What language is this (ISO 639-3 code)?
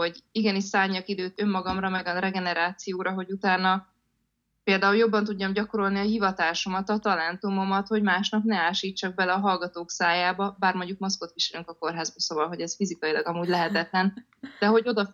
hun